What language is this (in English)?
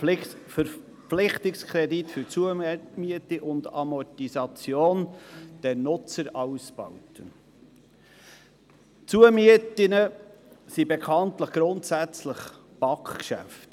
Swiss German